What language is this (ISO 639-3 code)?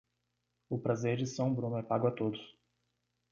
por